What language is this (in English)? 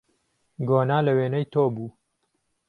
Central Kurdish